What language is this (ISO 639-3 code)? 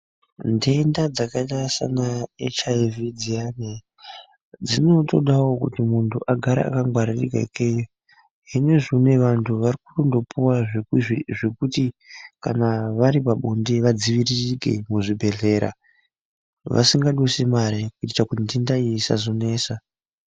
ndc